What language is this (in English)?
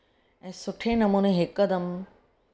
Sindhi